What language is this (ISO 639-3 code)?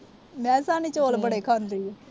pan